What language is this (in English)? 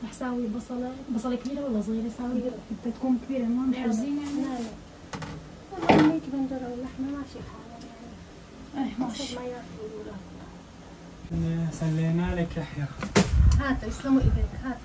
Arabic